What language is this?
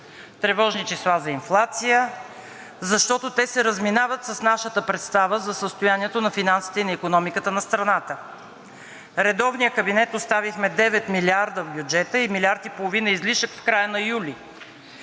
Bulgarian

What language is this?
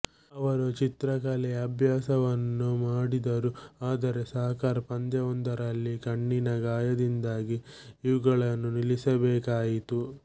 Kannada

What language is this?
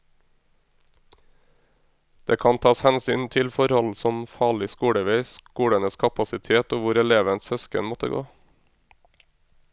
Norwegian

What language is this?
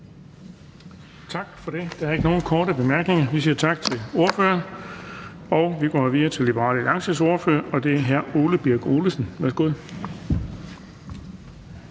Danish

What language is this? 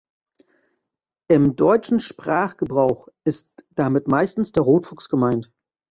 German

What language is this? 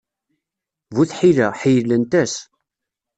Kabyle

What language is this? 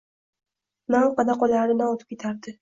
Uzbek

